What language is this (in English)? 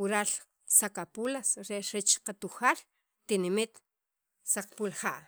Sacapulteco